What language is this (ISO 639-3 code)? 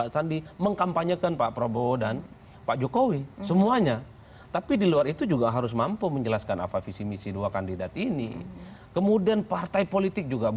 ind